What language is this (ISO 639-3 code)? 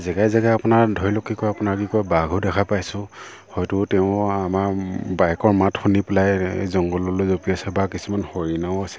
asm